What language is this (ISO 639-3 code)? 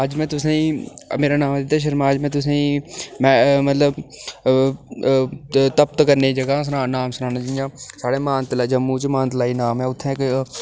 doi